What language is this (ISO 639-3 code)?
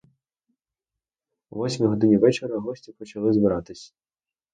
ukr